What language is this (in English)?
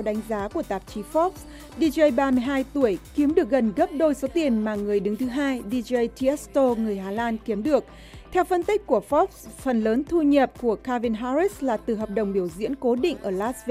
Vietnamese